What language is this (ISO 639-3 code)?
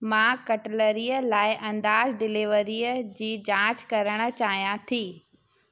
snd